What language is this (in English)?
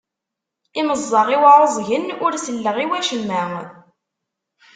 Kabyle